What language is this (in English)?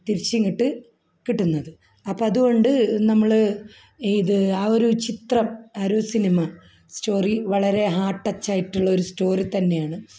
Malayalam